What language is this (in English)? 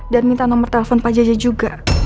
Indonesian